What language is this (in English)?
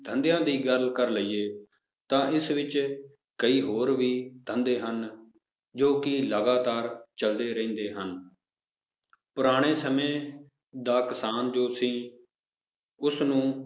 Punjabi